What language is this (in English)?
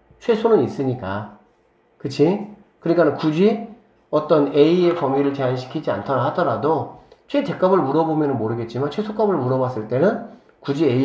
Korean